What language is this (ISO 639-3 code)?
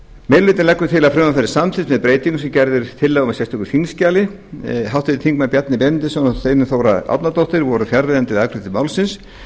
isl